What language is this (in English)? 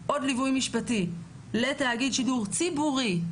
Hebrew